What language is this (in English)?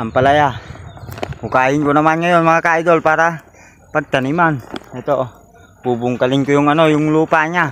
Filipino